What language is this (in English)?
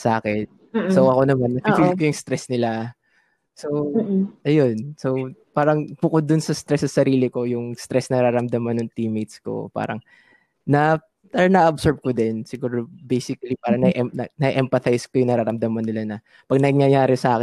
Filipino